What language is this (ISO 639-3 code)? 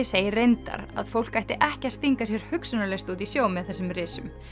isl